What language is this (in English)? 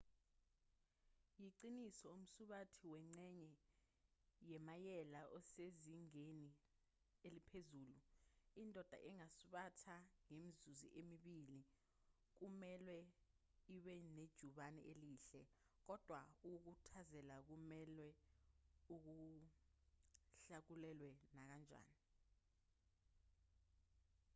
Zulu